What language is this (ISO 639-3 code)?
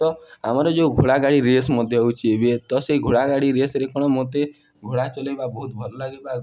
ori